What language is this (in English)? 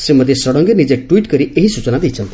Odia